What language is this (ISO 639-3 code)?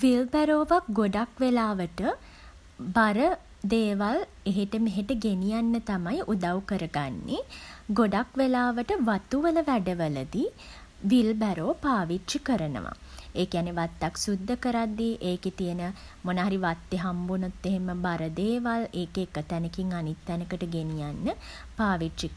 sin